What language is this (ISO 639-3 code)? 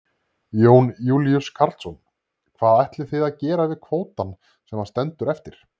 isl